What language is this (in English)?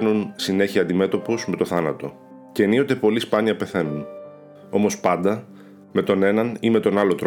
Greek